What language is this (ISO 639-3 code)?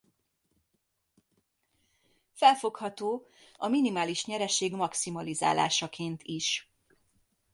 hun